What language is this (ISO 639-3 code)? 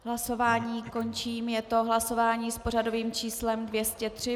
ces